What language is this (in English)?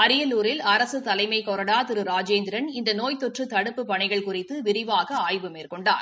Tamil